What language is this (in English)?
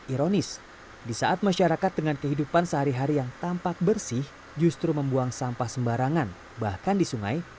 Indonesian